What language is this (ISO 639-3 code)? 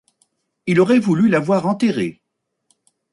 fra